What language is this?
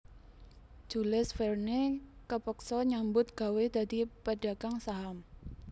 Javanese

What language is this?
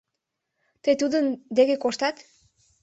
Mari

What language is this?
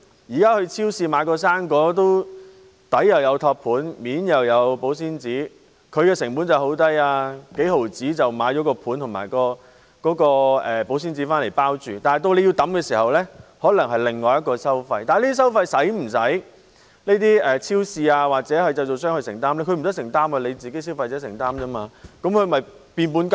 Cantonese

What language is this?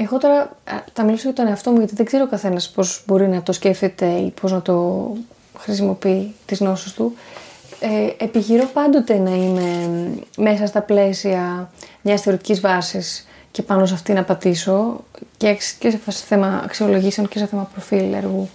Greek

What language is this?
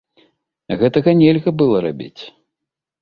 Belarusian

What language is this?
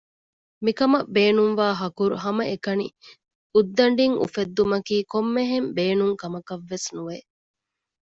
Divehi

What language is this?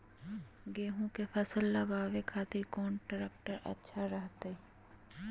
Magahi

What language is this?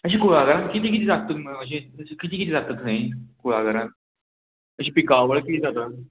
Konkani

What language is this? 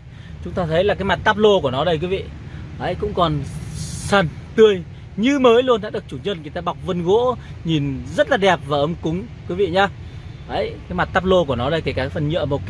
Vietnamese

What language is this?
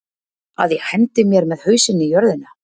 Icelandic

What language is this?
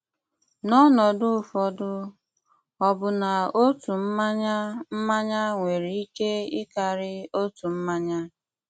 Igbo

